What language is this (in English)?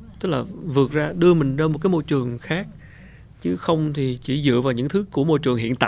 Vietnamese